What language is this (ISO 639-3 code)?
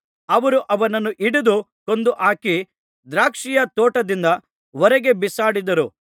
kan